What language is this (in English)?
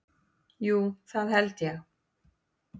Icelandic